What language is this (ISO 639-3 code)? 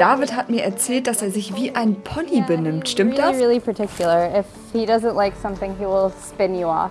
deu